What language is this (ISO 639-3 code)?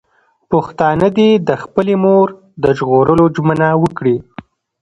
pus